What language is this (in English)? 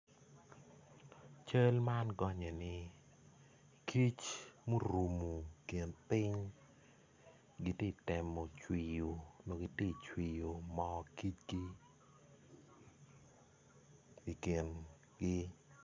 Acoli